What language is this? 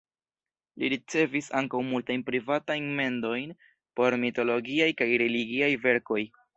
Esperanto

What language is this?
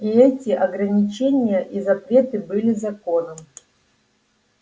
Russian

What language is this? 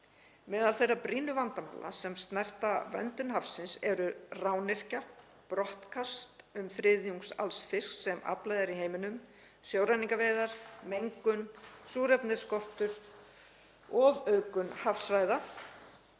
Icelandic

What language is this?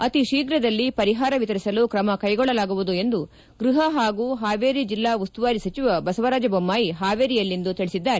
Kannada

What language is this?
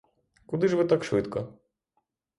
Ukrainian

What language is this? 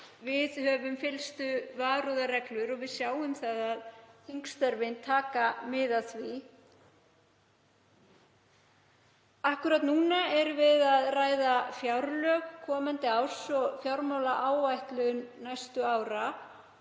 Icelandic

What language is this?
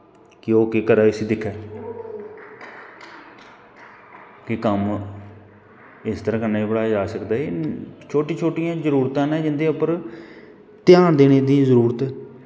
Dogri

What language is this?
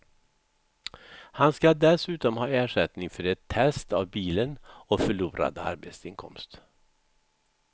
Swedish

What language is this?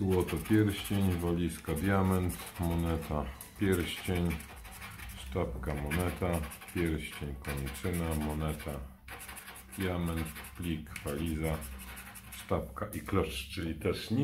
Polish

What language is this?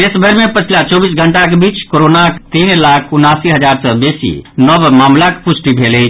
Maithili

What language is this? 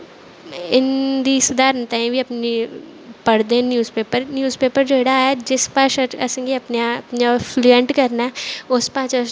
Dogri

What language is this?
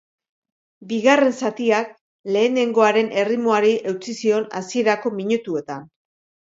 Basque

